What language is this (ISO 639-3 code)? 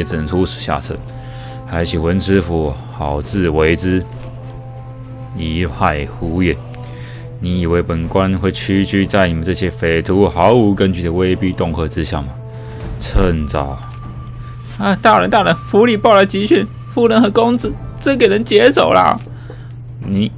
zho